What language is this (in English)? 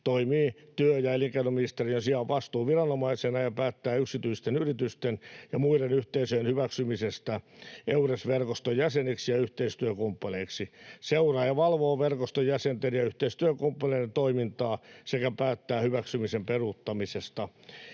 Finnish